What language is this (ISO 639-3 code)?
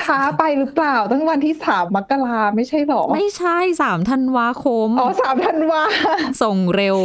tha